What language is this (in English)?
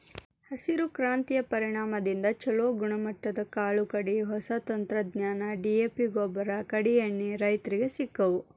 Kannada